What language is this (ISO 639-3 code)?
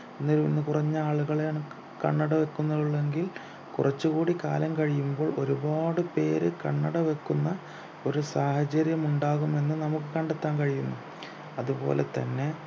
mal